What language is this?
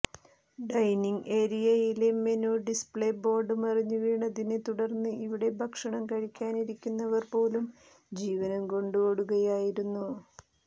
Malayalam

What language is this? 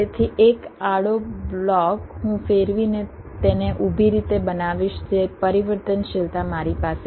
Gujarati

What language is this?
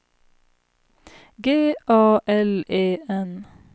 Swedish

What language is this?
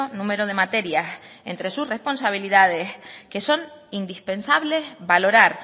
Spanish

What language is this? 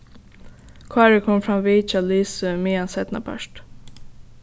Faroese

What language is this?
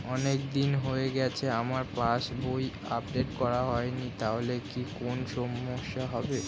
Bangla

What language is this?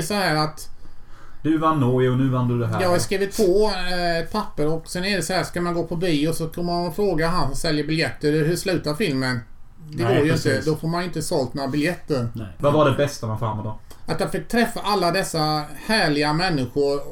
Swedish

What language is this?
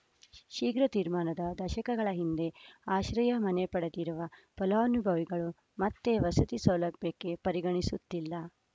Kannada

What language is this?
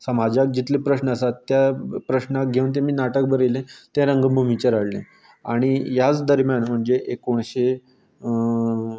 Konkani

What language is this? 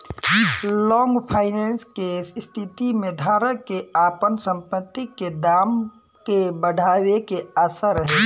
Bhojpuri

